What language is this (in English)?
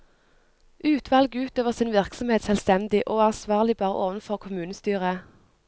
Norwegian